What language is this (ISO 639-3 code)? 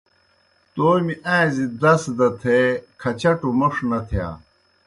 plk